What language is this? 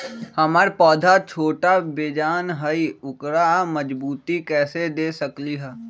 Magahi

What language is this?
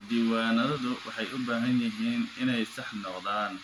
Somali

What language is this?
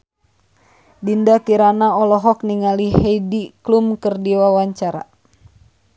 Sundanese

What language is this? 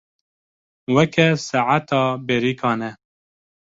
Kurdish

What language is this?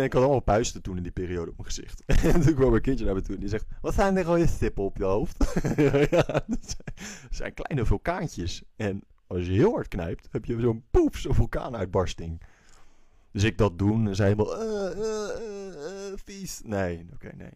Dutch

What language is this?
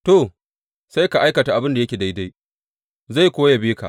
Hausa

